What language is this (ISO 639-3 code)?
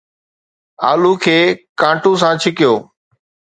snd